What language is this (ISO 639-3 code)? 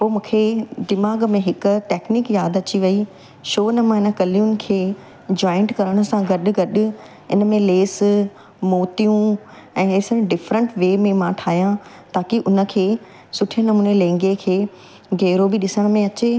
snd